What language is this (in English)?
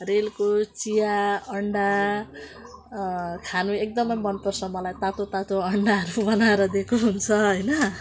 Nepali